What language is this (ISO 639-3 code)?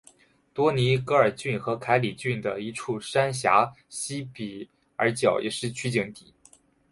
zho